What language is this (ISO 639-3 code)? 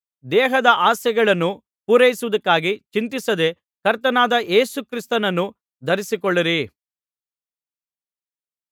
kan